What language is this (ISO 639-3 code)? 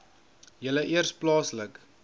afr